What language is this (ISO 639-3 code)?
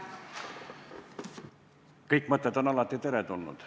est